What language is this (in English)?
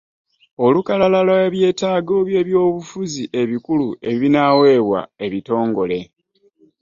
Ganda